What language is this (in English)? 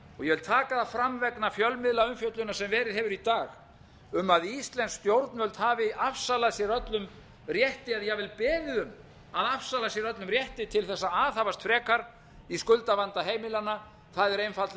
Icelandic